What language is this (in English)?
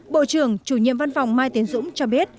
Vietnamese